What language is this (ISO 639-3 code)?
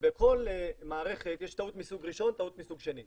heb